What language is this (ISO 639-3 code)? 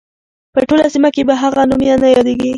pus